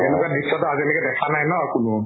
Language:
Assamese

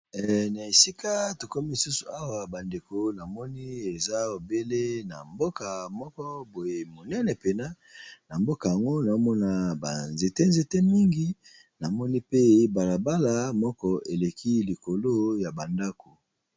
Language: Lingala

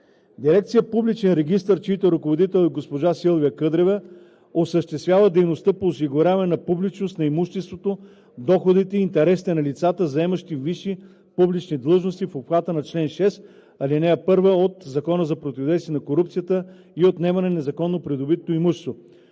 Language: Bulgarian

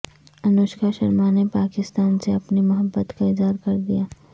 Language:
Urdu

